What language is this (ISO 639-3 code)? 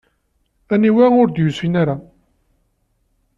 kab